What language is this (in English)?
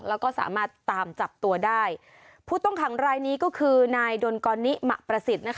Thai